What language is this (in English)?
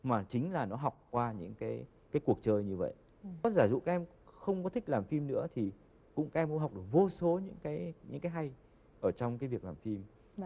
Vietnamese